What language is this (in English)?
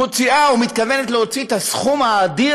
Hebrew